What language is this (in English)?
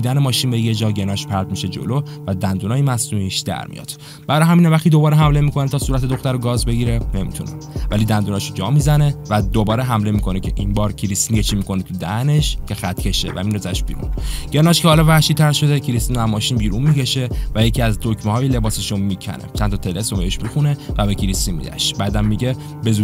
Persian